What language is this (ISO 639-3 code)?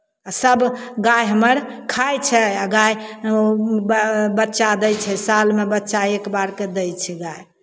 mai